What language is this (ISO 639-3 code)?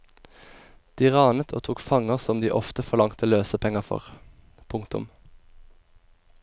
nor